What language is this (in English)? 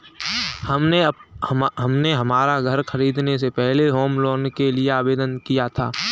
Hindi